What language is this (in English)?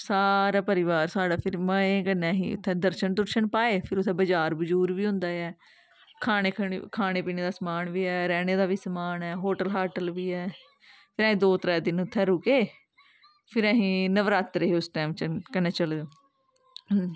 Dogri